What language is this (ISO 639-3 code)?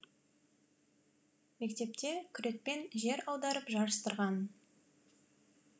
kaz